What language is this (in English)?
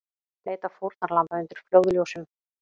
Icelandic